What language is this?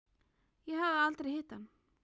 Icelandic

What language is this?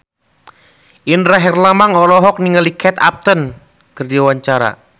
Sundanese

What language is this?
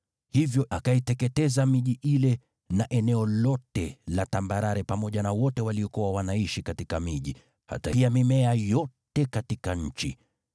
Swahili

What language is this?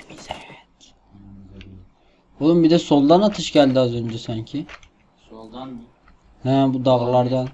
Turkish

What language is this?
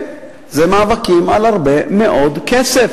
Hebrew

